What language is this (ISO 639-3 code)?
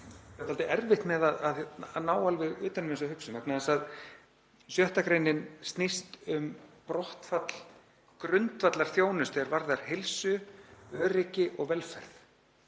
isl